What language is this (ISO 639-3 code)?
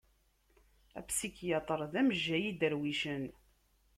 kab